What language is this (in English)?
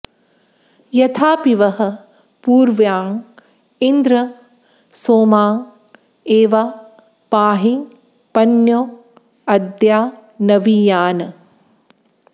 Sanskrit